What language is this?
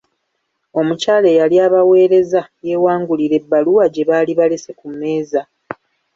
Ganda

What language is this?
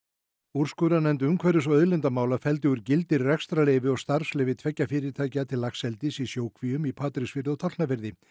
Icelandic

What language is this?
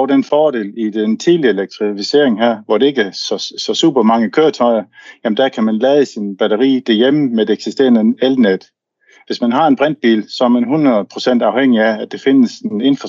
Danish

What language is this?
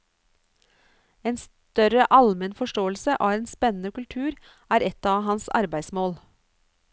Norwegian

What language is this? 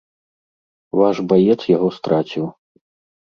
Belarusian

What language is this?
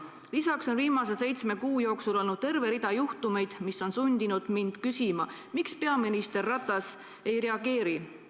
Estonian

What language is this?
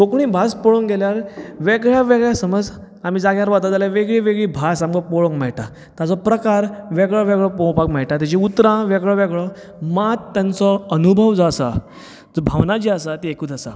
Konkani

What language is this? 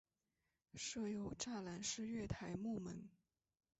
Chinese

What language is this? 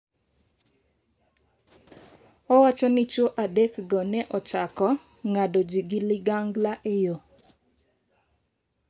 Luo (Kenya and Tanzania)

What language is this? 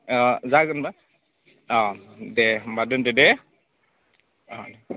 Bodo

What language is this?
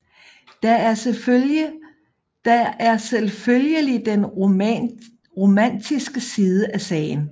Danish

